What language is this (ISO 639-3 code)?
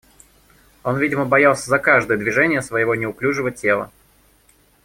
rus